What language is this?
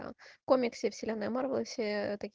Russian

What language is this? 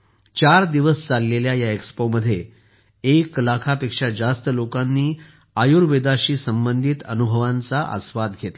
Marathi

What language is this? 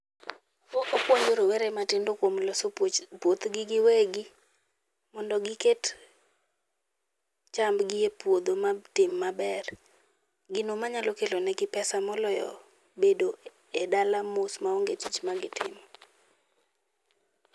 Luo (Kenya and Tanzania)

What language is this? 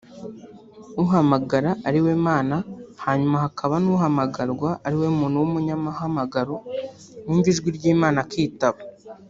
Kinyarwanda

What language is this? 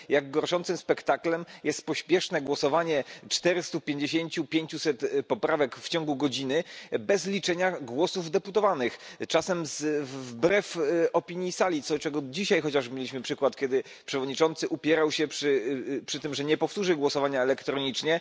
Polish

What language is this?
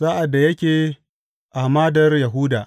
Hausa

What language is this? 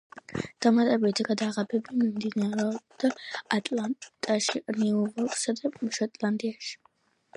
Georgian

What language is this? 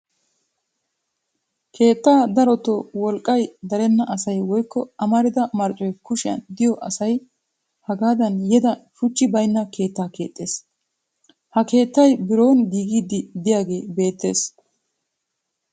Wolaytta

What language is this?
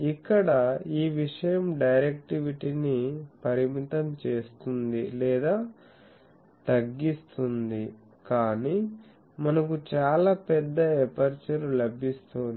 Telugu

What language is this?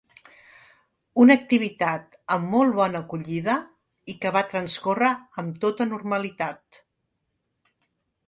Catalan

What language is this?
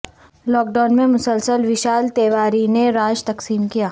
Urdu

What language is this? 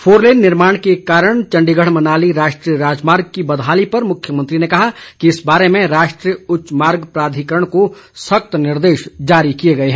Hindi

